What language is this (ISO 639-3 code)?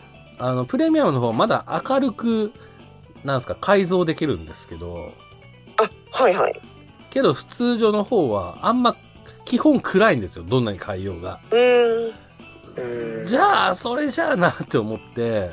jpn